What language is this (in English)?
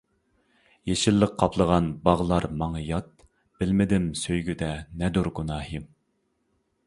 Uyghur